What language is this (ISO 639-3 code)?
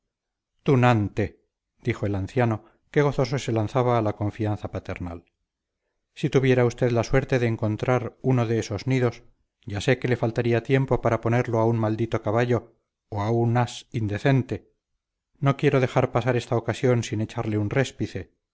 spa